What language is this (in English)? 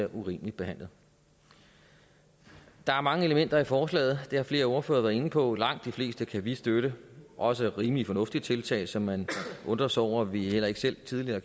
Danish